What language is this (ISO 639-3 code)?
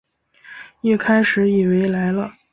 zho